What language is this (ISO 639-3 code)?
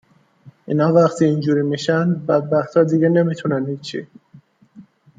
fas